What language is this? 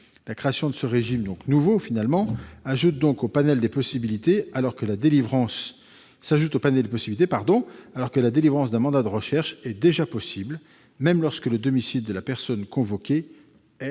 French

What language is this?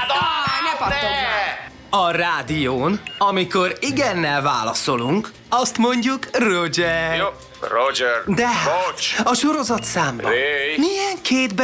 Hungarian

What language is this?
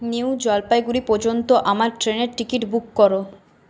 Bangla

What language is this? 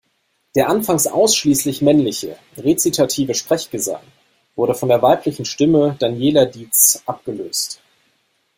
German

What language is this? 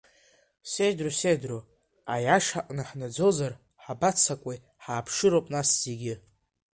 Abkhazian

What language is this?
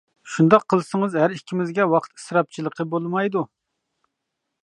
Uyghur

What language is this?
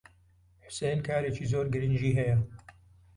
Central Kurdish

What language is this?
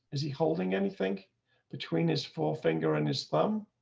English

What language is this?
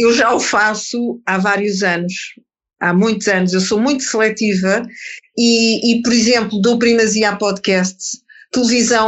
Portuguese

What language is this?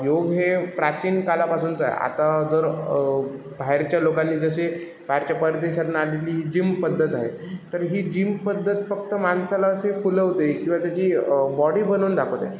Marathi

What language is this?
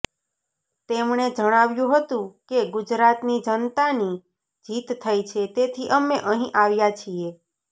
Gujarati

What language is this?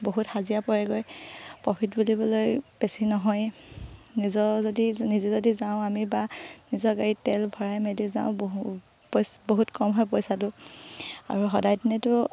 Assamese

